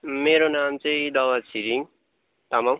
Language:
Nepali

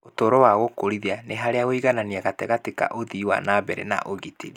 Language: Kikuyu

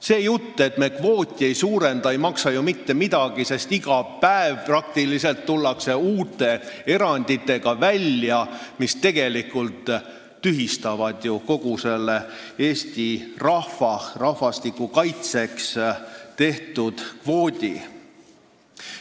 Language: Estonian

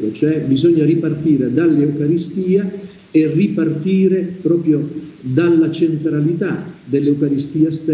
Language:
Italian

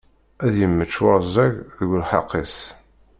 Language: Kabyle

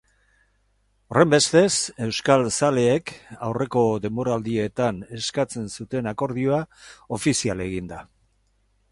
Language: Basque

